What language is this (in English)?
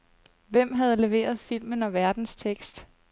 Danish